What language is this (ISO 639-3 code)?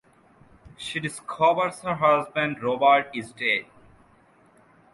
eng